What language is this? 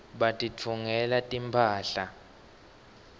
Swati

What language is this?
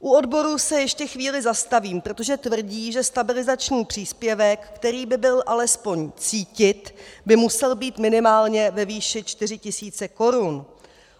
Czech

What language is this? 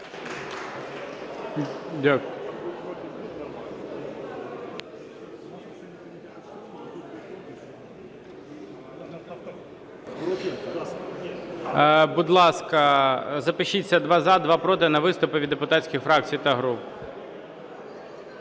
Ukrainian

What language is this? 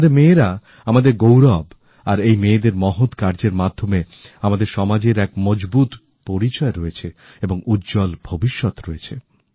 Bangla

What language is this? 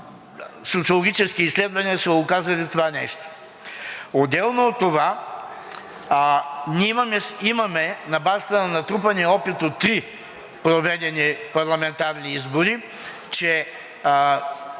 Bulgarian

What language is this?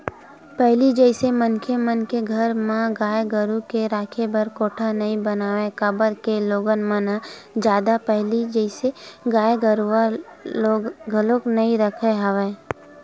Chhattisgarhi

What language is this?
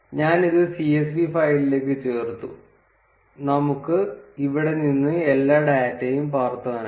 Malayalam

